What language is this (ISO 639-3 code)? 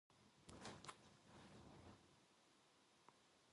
kor